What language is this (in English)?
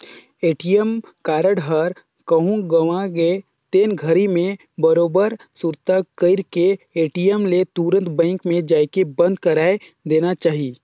Chhattisgarhi